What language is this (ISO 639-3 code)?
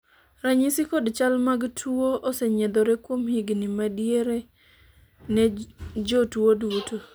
luo